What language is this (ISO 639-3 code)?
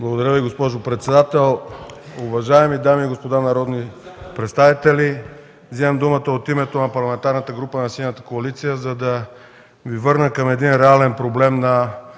bul